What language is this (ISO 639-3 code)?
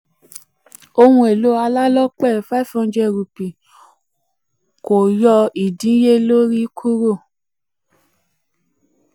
yor